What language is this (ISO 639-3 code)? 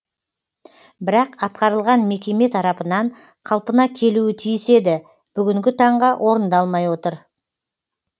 kaz